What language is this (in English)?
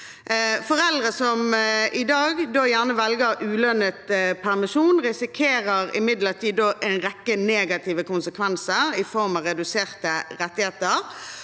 Norwegian